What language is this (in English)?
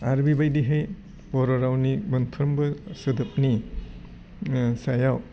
Bodo